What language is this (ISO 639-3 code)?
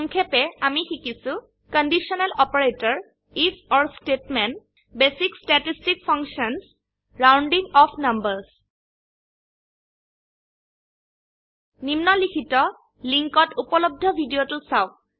asm